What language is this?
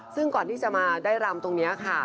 Thai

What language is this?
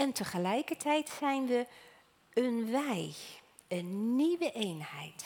Dutch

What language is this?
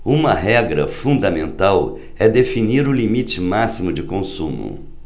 Portuguese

